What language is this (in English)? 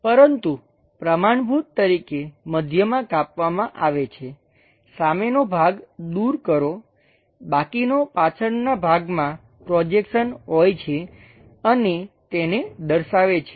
Gujarati